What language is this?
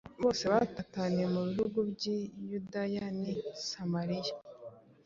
Kinyarwanda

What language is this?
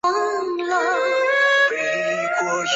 Chinese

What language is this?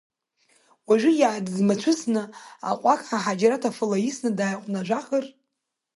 Abkhazian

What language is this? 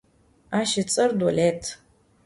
Adyghe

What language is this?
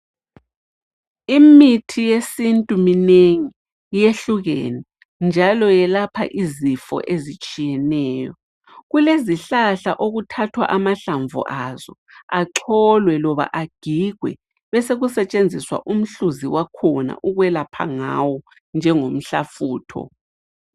North Ndebele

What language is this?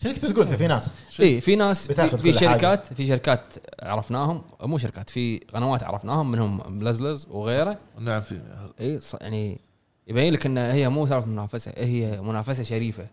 Arabic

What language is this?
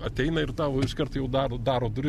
Lithuanian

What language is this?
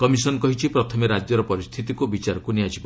Odia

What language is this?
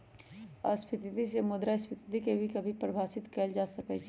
Magahi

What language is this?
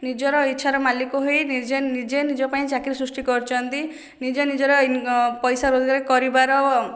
Odia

